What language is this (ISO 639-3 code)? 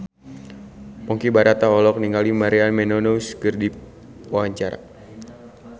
sun